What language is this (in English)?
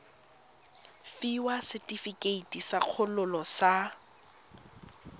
Tswana